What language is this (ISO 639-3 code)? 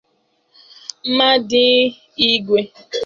ibo